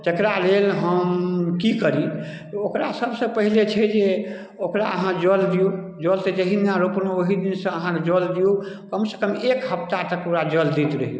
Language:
Maithili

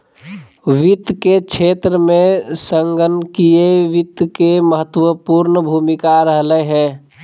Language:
Magahi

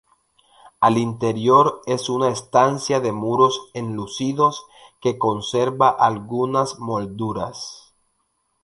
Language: Spanish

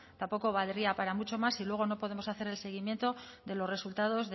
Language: Spanish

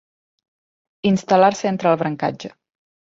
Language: Catalan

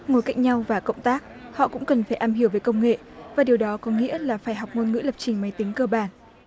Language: Vietnamese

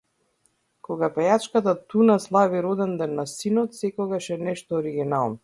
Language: Macedonian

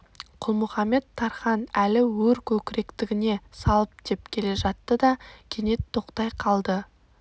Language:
Kazakh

